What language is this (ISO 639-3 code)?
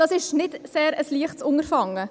gsw